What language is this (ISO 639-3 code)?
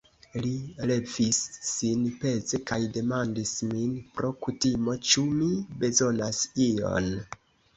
epo